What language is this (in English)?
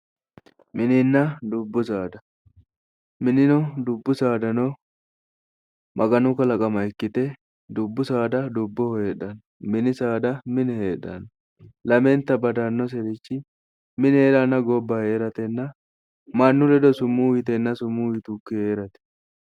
Sidamo